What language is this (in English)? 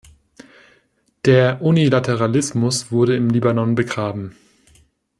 German